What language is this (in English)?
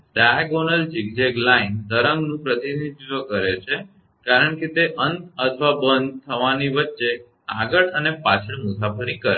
Gujarati